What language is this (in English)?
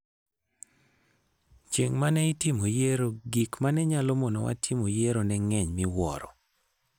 Luo (Kenya and Tanzania)